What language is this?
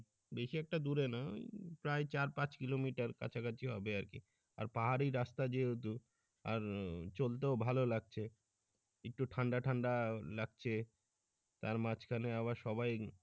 Bangla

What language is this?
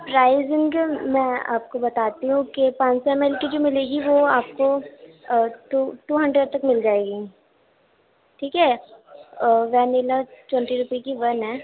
Urdu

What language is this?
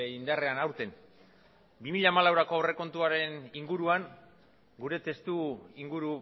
Basque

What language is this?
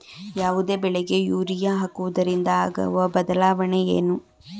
Kannada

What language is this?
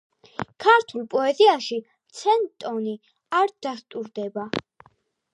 Georgian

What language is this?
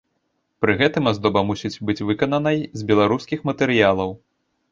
Belarusian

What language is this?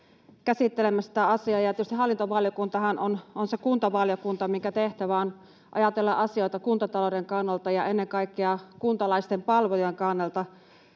Finnish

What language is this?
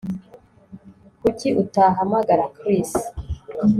Kinyarwanda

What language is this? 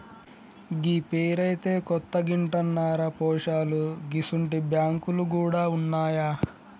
Telugu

